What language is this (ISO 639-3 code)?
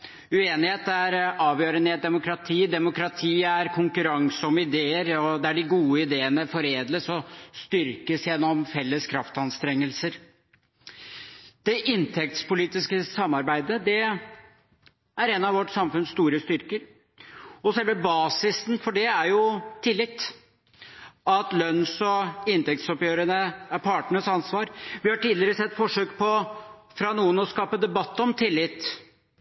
nob